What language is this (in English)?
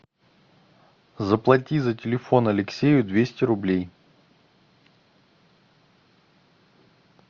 Russian